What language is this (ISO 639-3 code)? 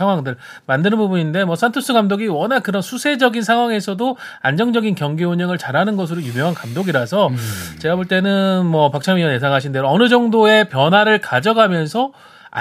kor